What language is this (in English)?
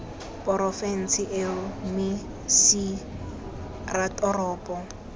Tswana